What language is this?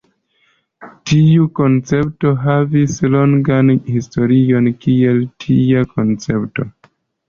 Esperanto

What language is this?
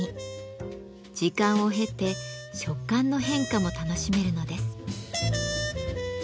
Japanese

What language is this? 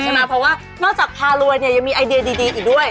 Thai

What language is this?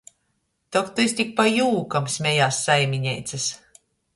Latgalian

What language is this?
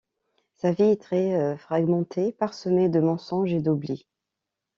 French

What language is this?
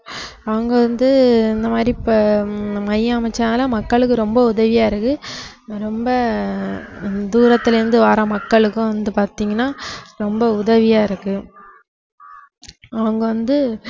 Tamil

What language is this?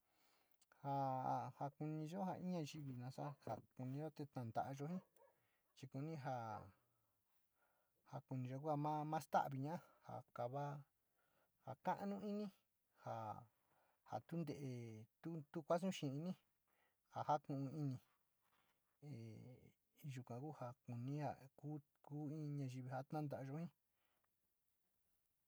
Sinicahua Mixtec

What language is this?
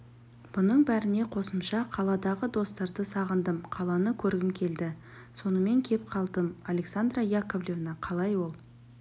Kazakh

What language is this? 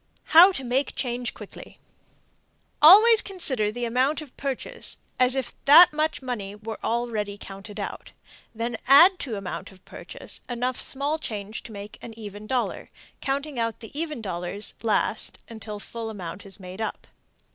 English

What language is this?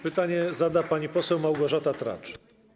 Polish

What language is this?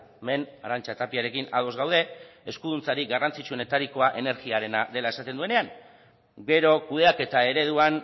Basque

